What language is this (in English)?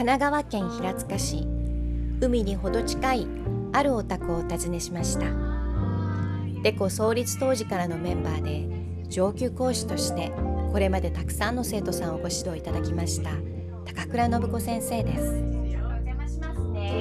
Japanese